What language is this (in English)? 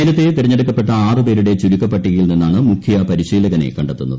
Malayalam